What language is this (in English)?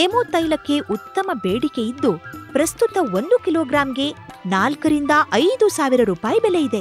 Kannada